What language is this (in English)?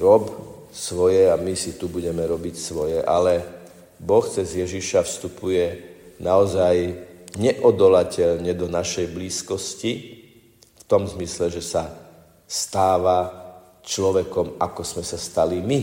Slovak